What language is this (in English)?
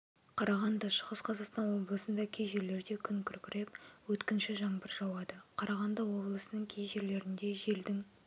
Kazakh